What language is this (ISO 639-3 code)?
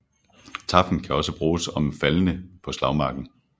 dan